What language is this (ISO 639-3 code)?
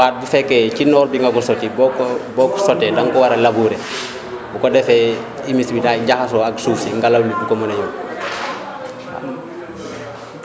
wol